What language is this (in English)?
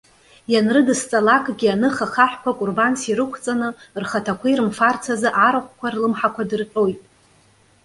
Abkhazian